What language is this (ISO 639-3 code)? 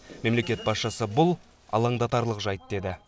kaz